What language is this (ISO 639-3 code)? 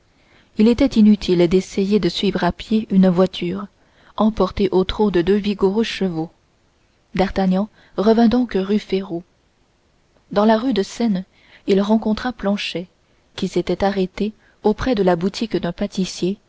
fra